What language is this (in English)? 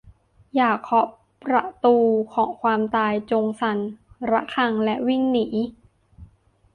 Thai